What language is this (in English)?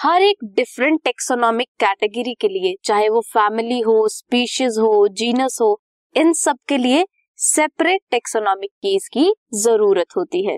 Hindi